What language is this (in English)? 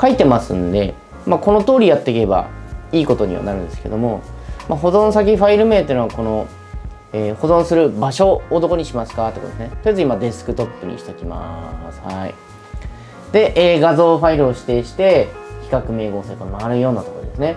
Japanese